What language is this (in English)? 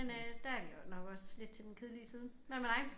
Danish